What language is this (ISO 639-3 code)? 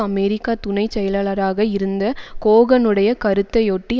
tam